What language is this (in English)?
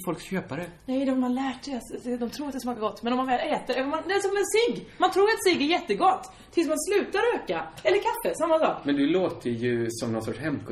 Swedish